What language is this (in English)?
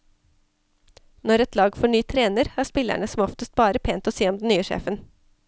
Norwegian